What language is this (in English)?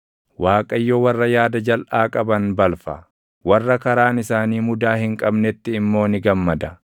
Oromo